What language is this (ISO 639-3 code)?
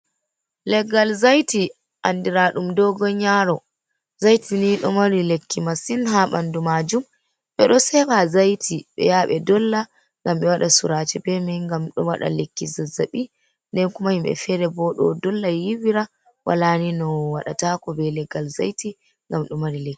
ful